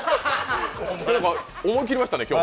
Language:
Japanese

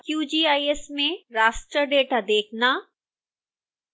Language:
Hindi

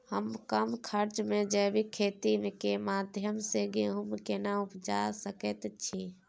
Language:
Maithili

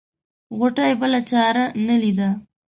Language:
Pashto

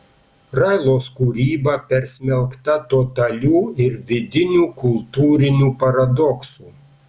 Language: Lithuanian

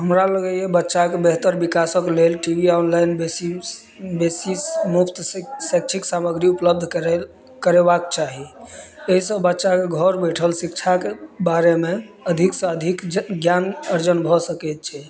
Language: Maithili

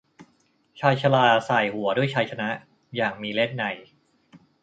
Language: Thai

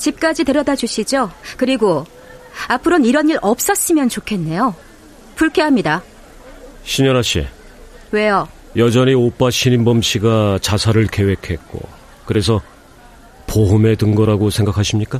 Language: Korean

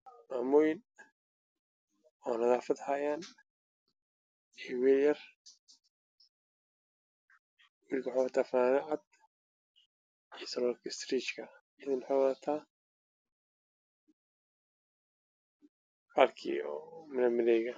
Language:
Somali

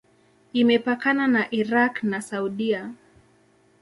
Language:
Swahili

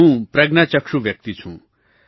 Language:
Gujarati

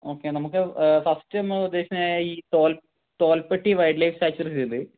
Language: Malayalam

